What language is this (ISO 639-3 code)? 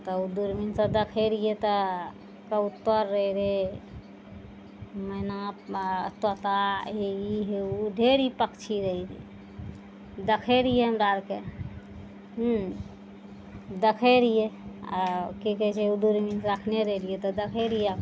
mai